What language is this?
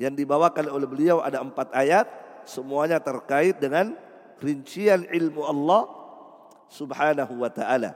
Indonesian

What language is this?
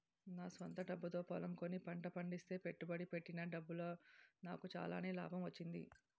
Telugu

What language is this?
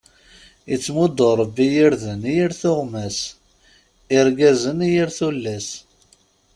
Kabyle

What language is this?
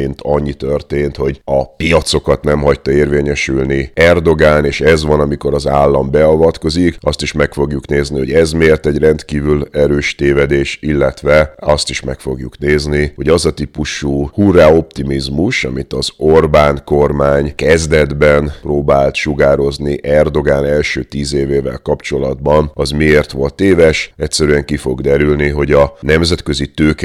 Hungarian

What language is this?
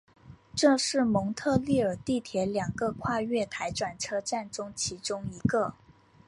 Chinese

